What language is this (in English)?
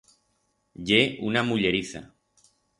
Aragonese